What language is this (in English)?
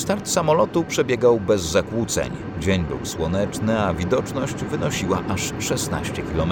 Polish